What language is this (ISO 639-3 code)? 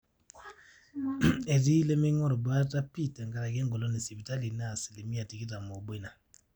mas